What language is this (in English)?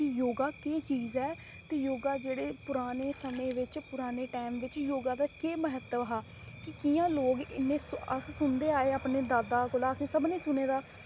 Dogri